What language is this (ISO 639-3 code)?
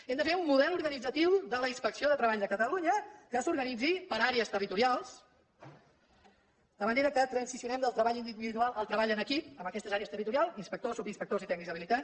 cat